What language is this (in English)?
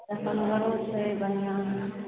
Maithili